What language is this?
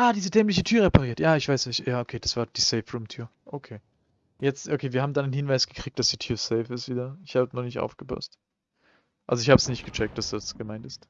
German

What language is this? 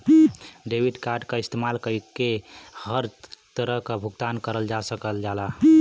Bhojpuri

